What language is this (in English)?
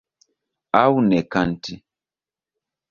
Esperanto